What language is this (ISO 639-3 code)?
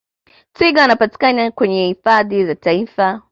swa